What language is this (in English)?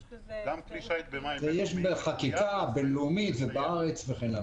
Hebrew